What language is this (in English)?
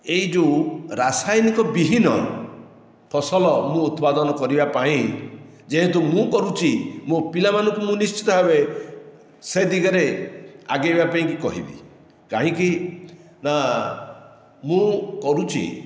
Odia